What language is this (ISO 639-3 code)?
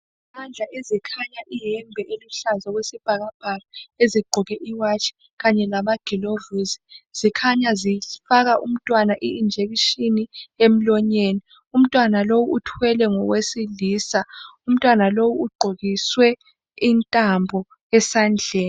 nde